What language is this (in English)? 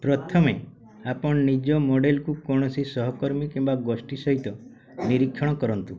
Odia